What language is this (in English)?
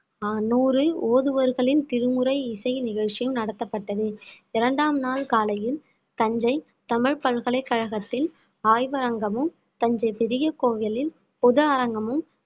Tamil